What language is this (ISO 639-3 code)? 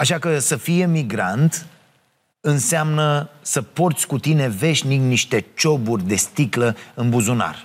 ron